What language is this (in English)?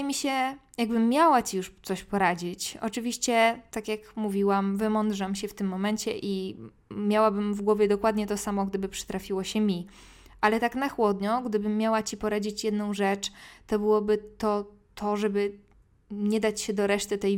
Polish